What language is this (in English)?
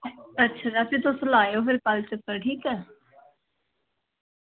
Dogri